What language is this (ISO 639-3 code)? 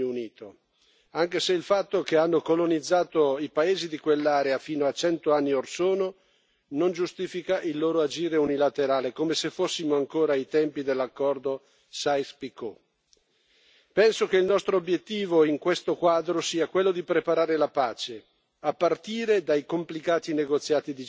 ita